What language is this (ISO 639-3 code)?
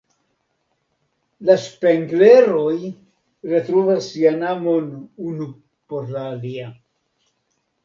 epo